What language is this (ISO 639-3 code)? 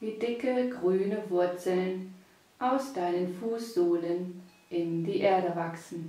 deu